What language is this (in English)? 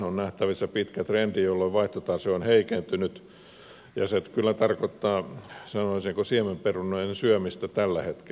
Finnish